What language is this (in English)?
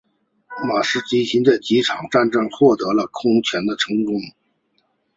Chinese